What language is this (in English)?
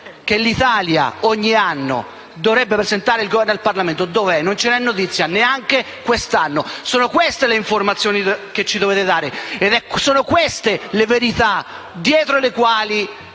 Italian